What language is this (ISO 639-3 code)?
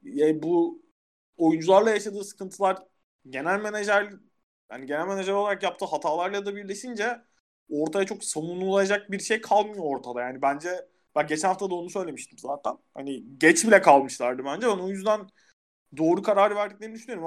tur